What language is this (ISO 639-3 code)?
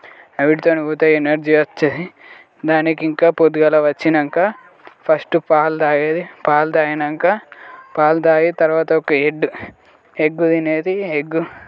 tel